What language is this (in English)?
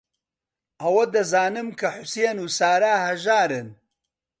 Central Kurdish